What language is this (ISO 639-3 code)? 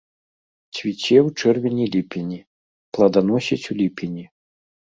bel